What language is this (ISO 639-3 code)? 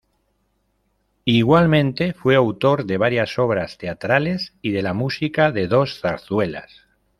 spa